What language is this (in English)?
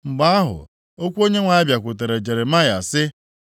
Igbo